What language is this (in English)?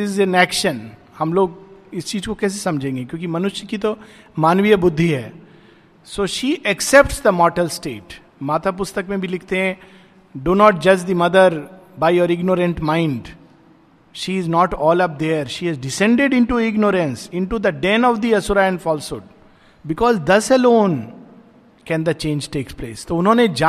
Hindi